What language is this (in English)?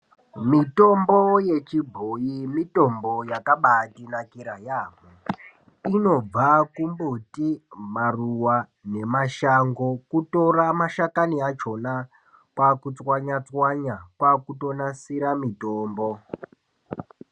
Ndau